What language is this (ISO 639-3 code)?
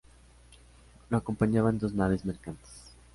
spa